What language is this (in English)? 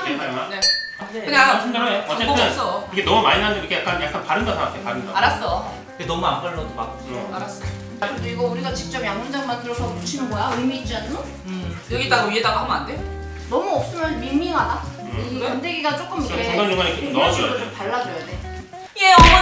Korean